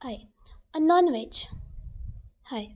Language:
Konkani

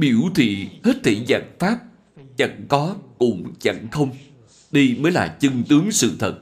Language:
Vietnamese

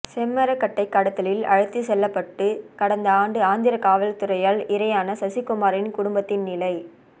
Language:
Tamil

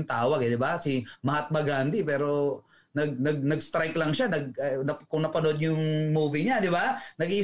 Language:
Filipino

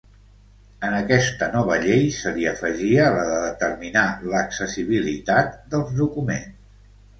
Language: Catalan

